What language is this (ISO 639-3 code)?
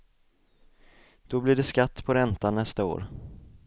swe